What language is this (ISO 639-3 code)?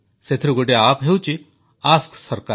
ori